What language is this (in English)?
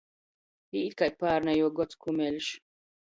Latgalian